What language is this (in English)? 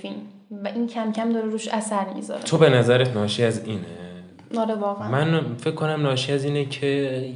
Persian